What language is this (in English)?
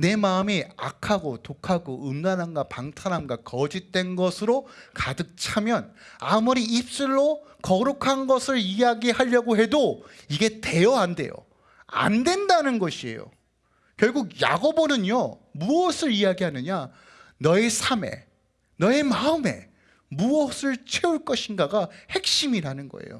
Korean